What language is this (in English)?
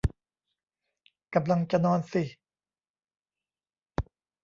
Thai